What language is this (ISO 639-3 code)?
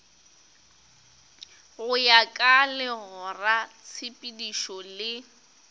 nso